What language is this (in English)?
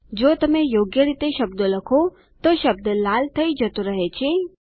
Gujarati